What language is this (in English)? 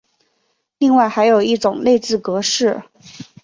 Chinese